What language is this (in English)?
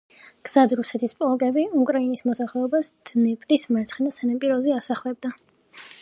Georgian